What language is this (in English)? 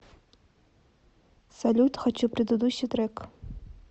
Russian